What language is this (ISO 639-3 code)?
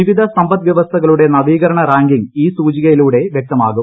mal